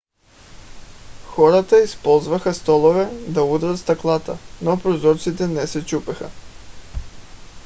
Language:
Bulgarian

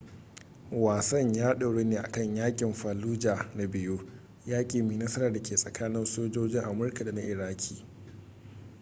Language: Hausa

